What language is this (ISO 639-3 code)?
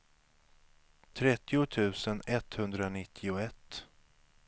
swe